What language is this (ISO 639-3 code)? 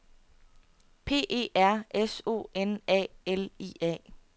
dan